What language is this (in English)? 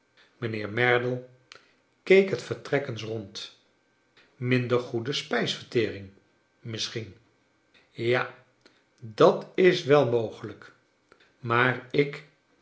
Dutch